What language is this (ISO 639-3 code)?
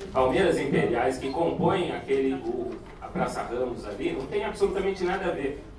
por